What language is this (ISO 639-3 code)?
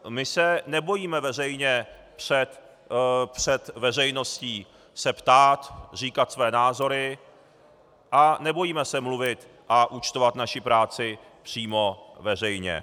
ces